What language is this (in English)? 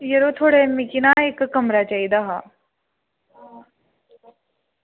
Dogri